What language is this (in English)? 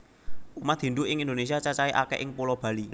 Javanese